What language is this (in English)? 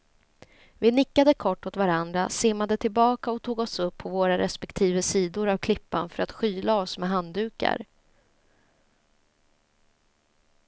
Swedish